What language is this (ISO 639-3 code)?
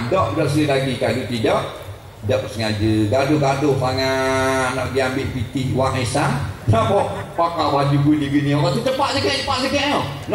msa